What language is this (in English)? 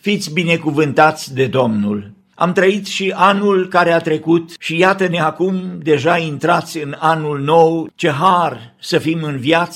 Romanian